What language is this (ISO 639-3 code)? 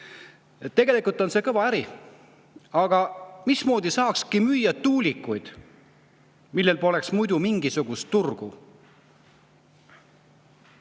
est